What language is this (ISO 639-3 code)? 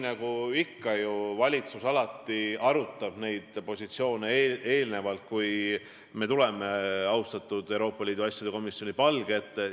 est